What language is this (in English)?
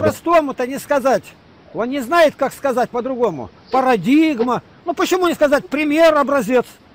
Russian